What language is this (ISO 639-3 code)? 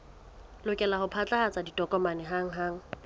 sot